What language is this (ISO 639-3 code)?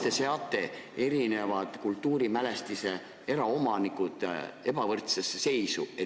est